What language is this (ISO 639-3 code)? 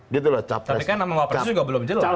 ind